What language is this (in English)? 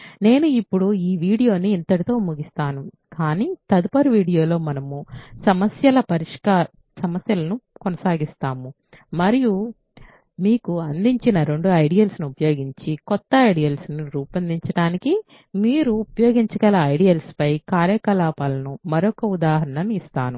Telugu